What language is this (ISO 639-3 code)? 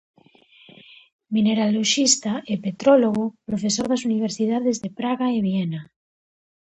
glg